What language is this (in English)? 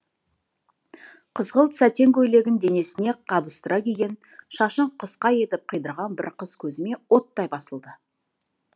Kazakh